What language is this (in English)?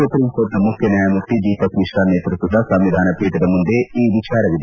Kannada